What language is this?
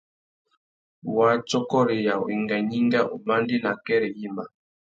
Tuki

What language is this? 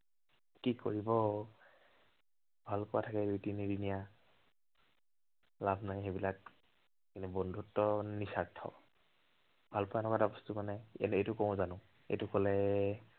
Assamese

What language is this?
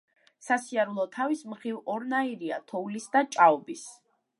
Georgian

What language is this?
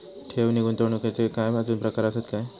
Marathi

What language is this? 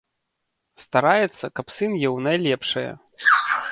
Belarusian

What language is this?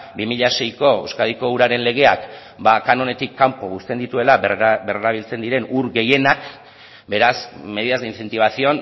Basque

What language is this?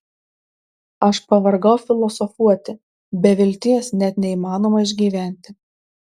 Lithuanian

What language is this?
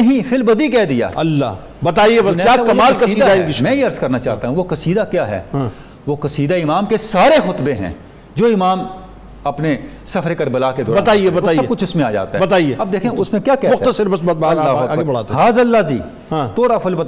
Urdu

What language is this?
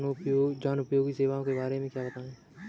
Hindi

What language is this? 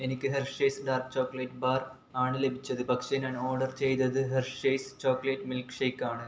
Malayalam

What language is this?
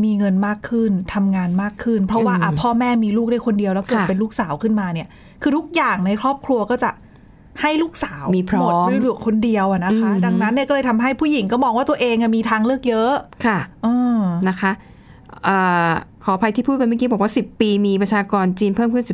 Thai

